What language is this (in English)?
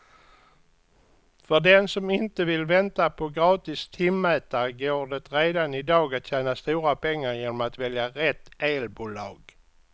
Swedish